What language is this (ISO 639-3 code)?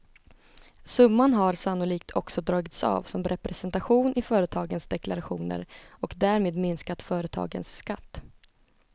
swe